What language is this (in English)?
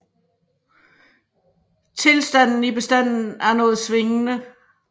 Danish